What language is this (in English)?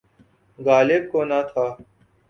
Urdu